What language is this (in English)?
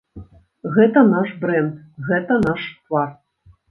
Belarusian